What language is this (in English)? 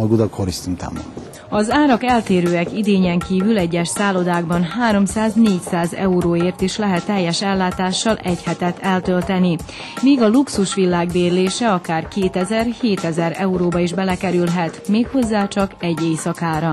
Hungarian